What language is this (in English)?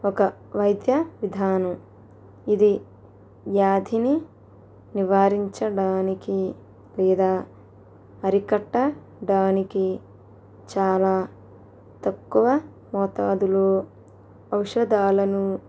Telugu